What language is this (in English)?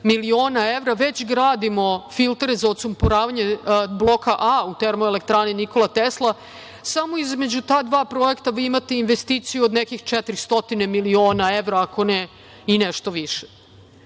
Serbian